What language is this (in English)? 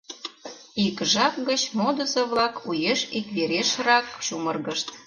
Mari